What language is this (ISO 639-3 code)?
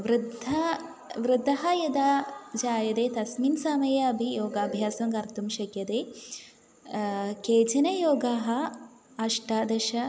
san